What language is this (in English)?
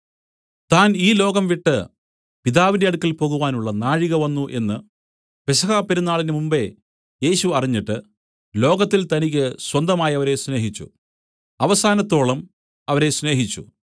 Malayalam